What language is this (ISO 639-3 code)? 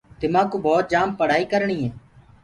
ggg